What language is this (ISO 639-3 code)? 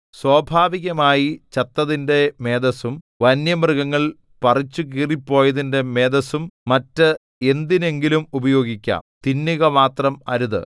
mal